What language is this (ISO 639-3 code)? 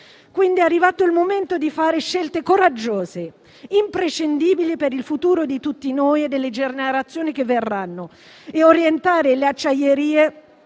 ita